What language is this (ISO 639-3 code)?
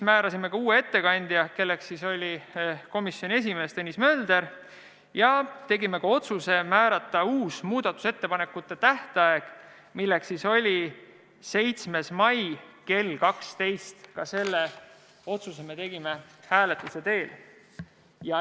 est